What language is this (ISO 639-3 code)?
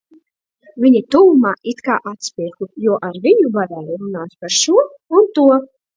lav